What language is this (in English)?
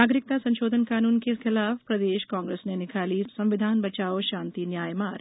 Hindi